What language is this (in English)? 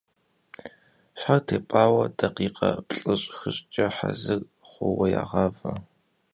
Kabardian